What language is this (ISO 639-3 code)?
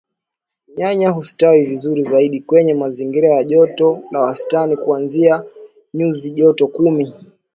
swa